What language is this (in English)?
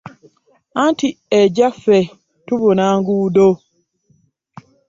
Ganda